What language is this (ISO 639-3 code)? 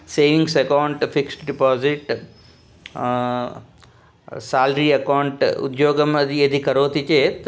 san